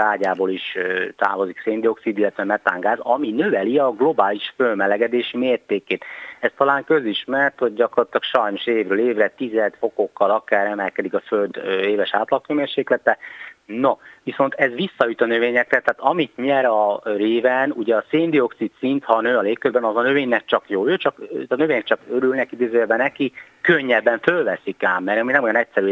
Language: Hungarian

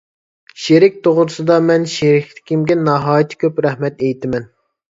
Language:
Uyghur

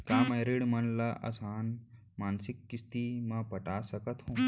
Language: Chhattisgarhi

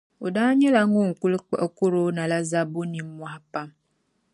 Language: Dagbani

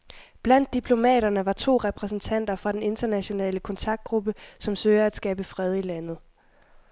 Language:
Danish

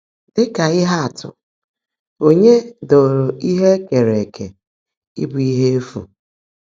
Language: Igbo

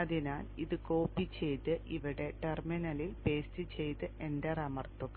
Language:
Malayalam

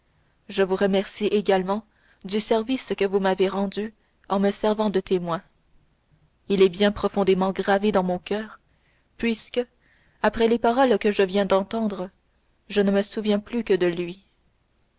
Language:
French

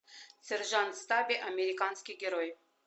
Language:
Russian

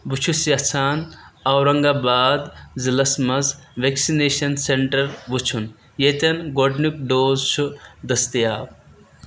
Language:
Kashmiri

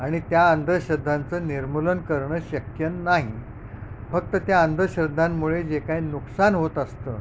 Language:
Marathi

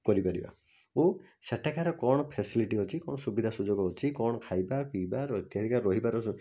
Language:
Odia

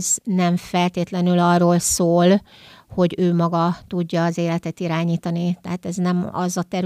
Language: Hungarian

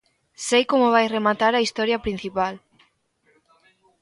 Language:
Galician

